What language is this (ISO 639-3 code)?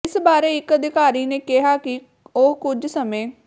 pan